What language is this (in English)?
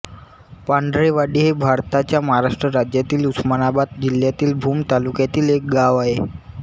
Marathi